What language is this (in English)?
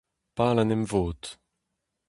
Breton